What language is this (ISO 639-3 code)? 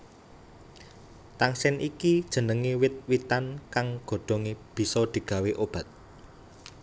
jav